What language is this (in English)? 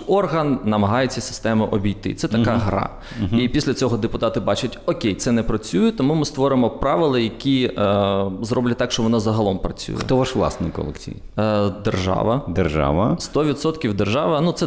Ukrainian